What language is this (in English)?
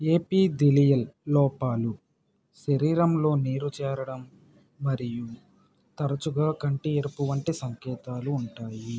Telugu